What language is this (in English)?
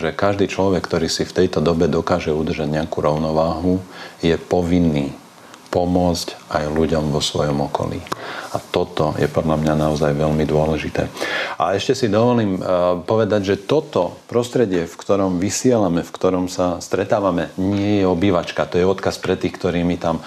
Slovak